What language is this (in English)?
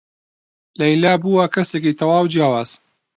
Central Kurdish